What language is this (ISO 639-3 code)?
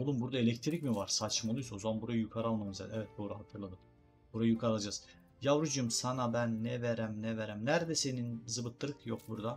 tur